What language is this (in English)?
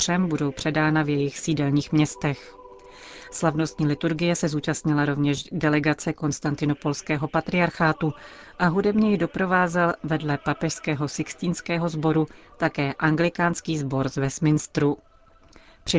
Czech